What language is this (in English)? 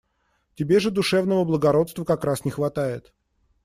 Russian